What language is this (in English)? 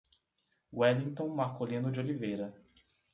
Portuguese